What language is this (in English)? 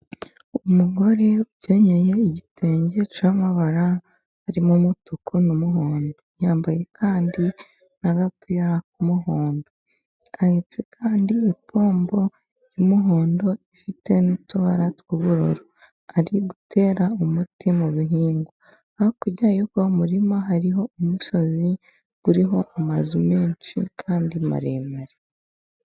Kinyarwanda